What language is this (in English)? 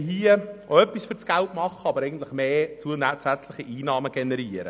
Swiss German